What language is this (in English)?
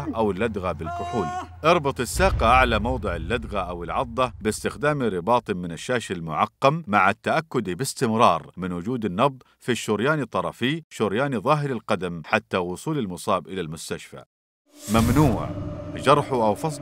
Arabic